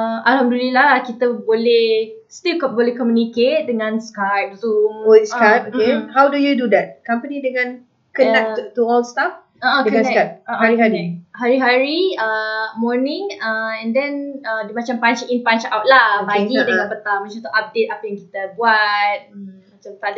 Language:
Malay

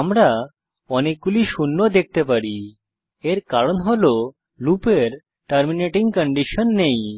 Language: Bangla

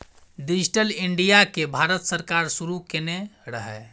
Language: Maithili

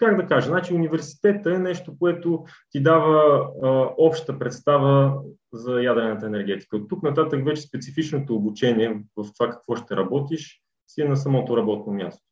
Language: Bulgarian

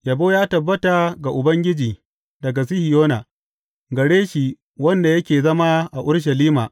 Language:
Hausa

